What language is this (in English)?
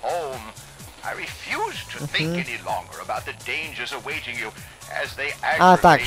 Polish